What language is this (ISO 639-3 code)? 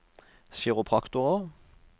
nor